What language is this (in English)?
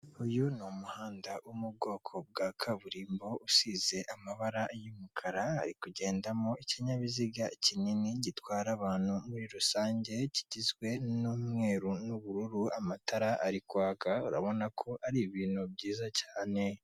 Kinyarwanda